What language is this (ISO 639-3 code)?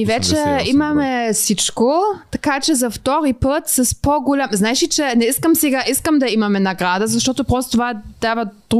bul